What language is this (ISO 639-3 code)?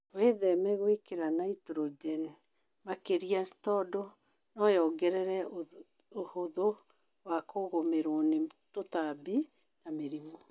kik